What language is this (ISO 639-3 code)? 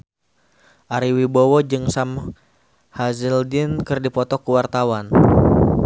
sun